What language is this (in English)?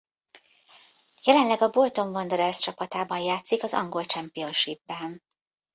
Hungarian